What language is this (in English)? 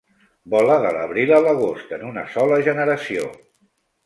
Catalan